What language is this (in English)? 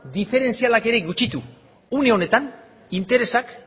Basque